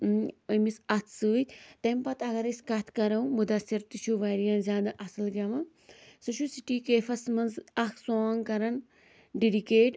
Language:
Kashmiri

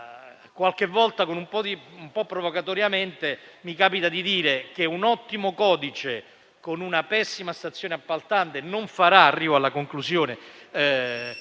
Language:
Italian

